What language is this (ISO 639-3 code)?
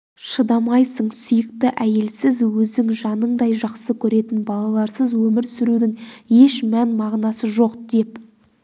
kaz